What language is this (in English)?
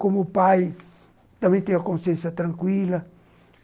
Portuguese